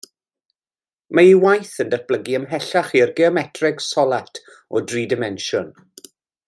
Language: Welsh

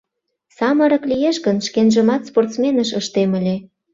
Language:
Mari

